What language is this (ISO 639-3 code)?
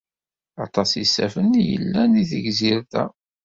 kab